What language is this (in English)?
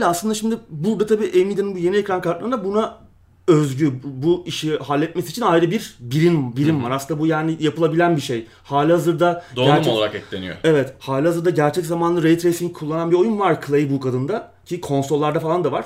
Turkish